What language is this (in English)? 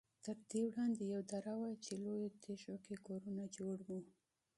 Pashto